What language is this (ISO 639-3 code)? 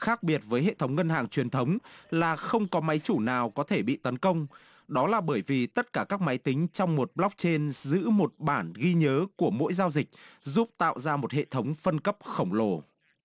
vie